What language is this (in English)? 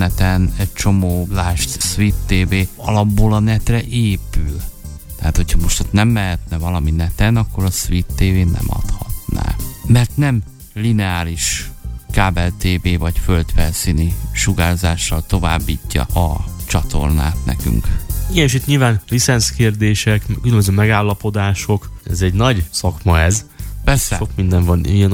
Hungarian